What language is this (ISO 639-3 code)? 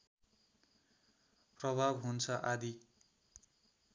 nep